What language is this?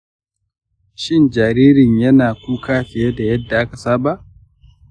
Hausa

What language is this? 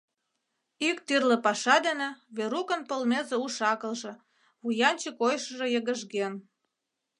Mari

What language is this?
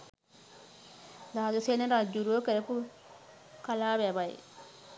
Sinhala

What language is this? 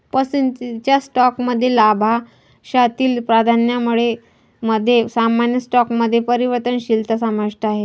Marathi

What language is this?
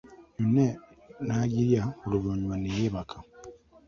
Ganda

